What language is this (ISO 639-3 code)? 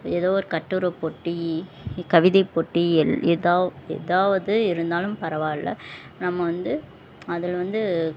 tam